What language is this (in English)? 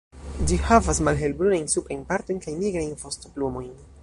Esperanto